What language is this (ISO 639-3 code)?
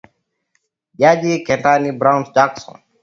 swa